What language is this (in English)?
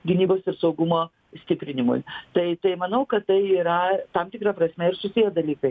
Lithuanian